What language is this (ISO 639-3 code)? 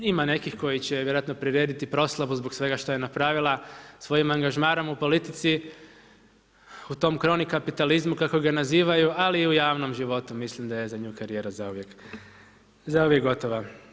hrv